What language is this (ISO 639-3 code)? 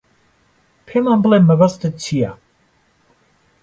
ckb